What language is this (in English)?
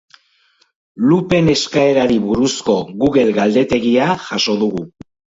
Basque